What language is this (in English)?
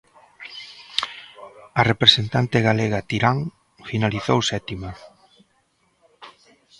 Galician